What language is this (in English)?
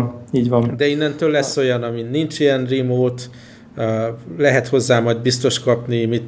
Hungarian